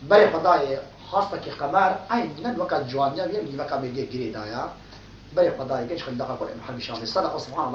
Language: Arabic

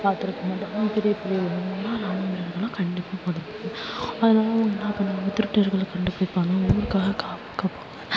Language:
Tamil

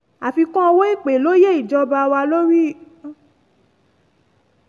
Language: Yoruba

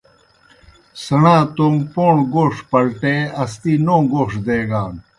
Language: Kohistani Shina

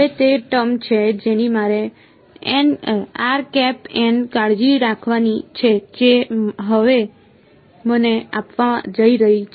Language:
Gujarati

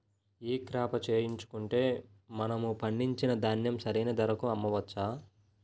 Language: Telugu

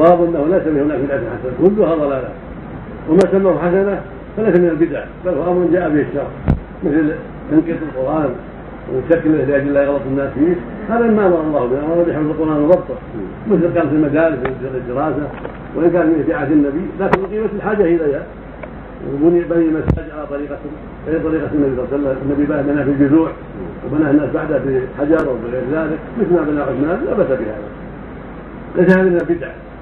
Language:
Arabic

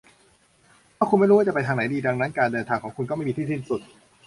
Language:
Thai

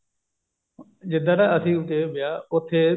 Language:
Punjabi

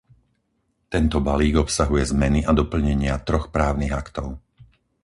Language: Slovak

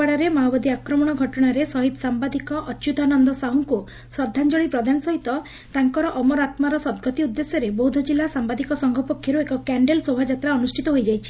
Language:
Odia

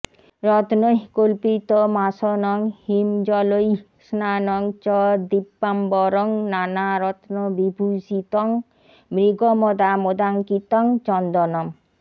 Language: Bangla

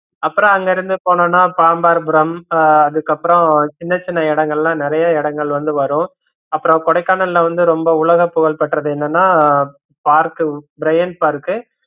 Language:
Tamil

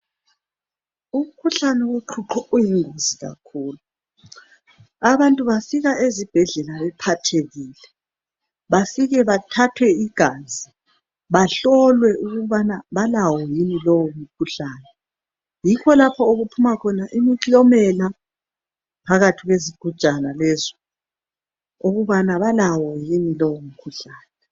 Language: North Ndebele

